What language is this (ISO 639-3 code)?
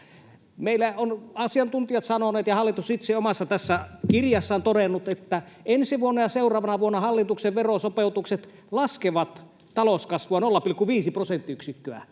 fin